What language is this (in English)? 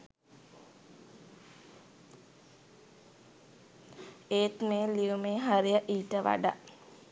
Sinhala